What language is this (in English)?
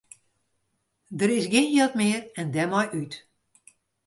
Western Frisian